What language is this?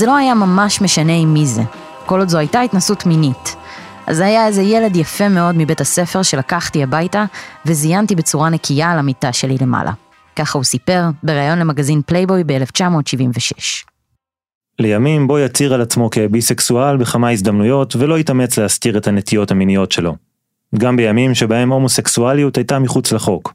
Hebrew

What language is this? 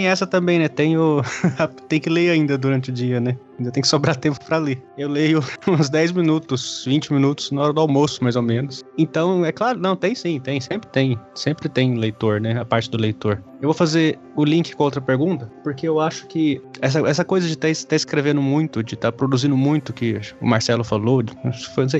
Portuguese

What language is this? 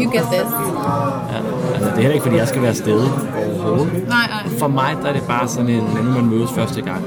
Danish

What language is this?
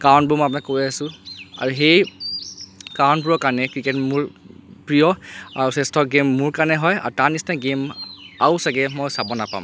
Assamese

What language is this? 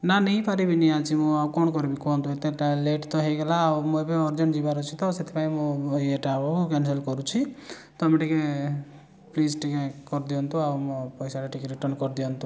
Odia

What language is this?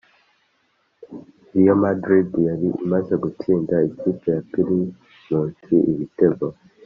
Kinyarwanda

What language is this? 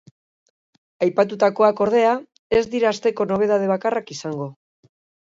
Basque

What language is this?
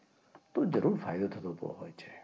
Gujarati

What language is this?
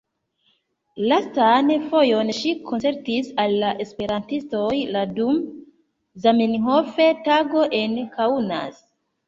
Esperanto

